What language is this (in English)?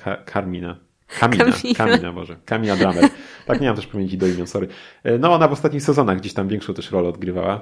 Polish